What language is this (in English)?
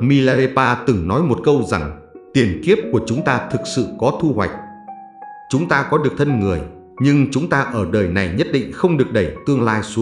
Vietnamese